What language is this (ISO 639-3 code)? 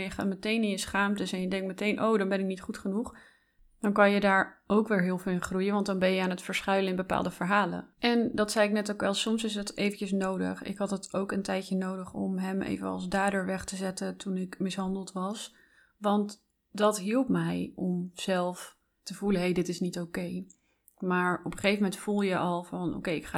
nld